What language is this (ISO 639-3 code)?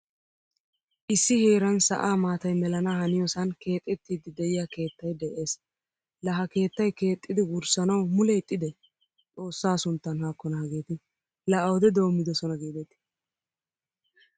wal